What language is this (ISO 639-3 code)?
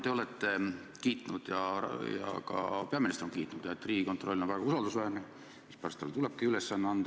est